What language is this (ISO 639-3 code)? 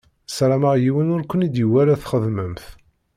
kab